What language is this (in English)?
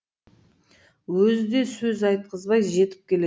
Kazakh